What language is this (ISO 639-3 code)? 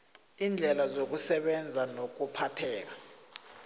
nbl